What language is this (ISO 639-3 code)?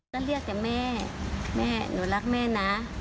tha